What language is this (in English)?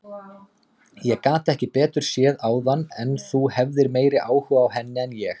Icelandic